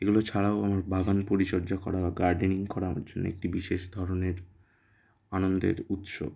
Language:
Bangla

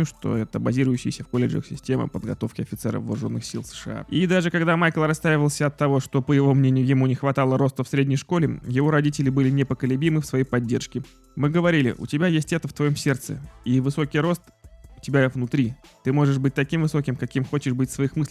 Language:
Russian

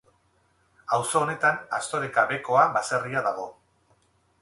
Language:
Basque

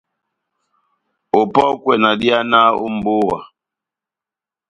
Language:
Batanga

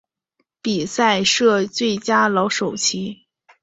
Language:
Chinese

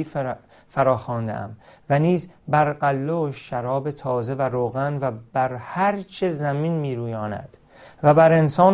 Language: Persian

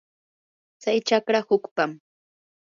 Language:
Yanahuanca Pasco Quechua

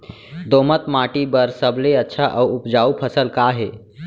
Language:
Chhattisgarhi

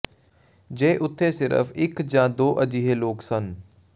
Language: Punjabi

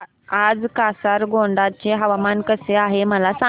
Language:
Marathi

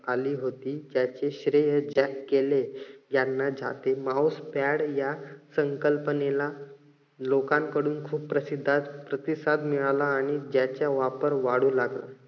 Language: Marathi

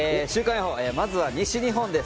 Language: Japanese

